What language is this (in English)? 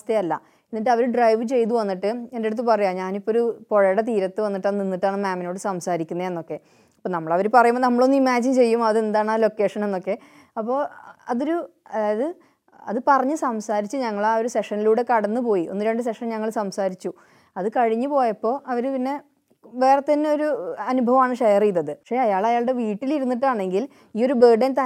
Malayalam